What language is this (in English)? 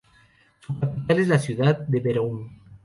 Spanish